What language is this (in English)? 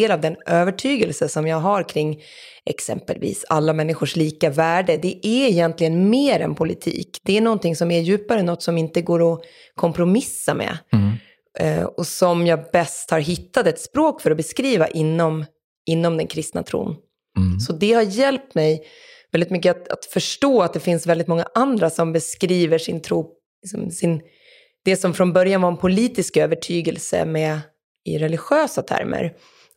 Swedish